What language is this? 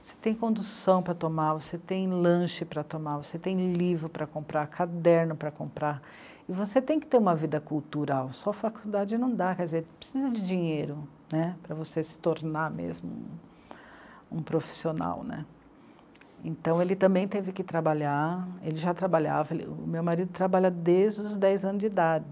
Portuguese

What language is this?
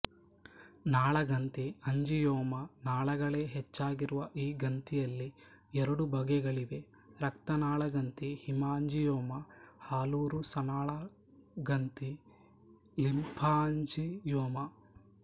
Kannada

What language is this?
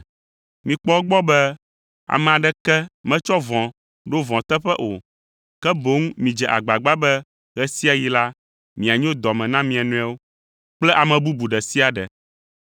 Ewe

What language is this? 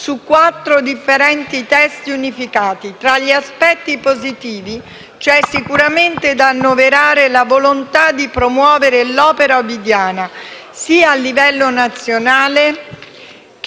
Italian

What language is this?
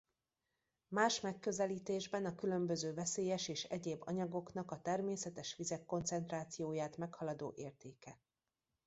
Hungarian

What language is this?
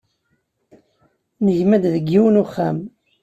Kabyle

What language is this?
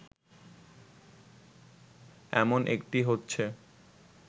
Bangla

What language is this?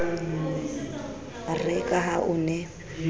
Southern Sotho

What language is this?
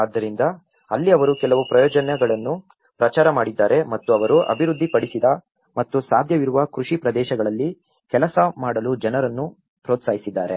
Kannada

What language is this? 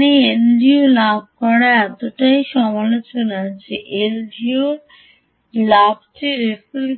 Bangla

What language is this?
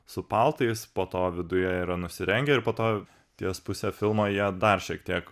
Lithuanian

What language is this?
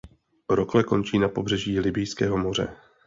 Czech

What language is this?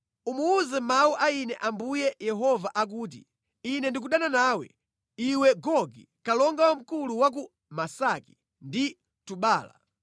Nyanja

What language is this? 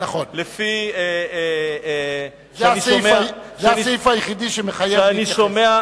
Hebrew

